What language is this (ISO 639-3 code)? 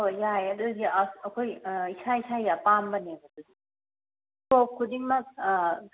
mni